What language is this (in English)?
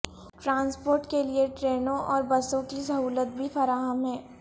Urdu